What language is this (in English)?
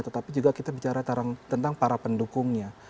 Indonesian